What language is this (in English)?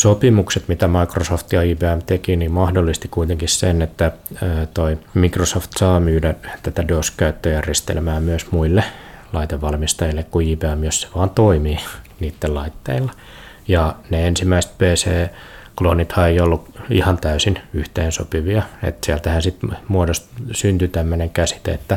Finnish